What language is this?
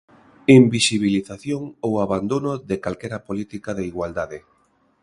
Galician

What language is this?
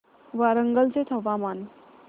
Marathi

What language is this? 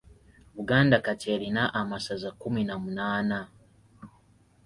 Ganda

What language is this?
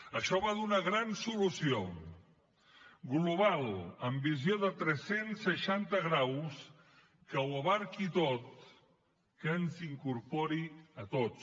Catalan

